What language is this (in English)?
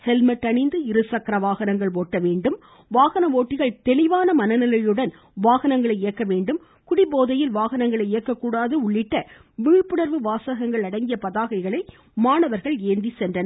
Tamil